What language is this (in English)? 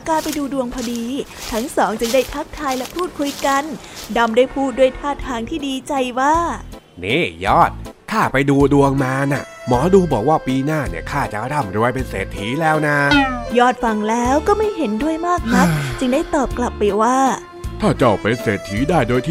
Thai